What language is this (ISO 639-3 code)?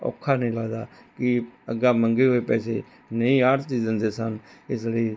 pan